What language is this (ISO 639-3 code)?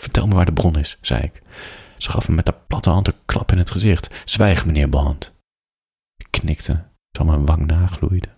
nld